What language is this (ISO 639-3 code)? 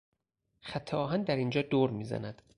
fas